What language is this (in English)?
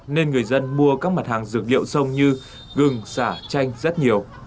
Vietnamese